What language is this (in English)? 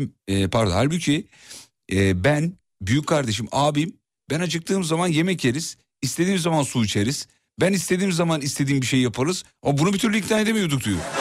Turkish